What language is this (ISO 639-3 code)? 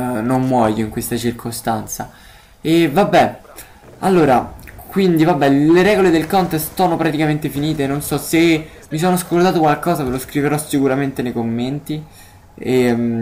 ita